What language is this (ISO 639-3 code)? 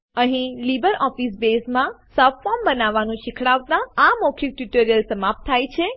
guj